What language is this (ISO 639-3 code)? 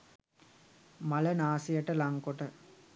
sin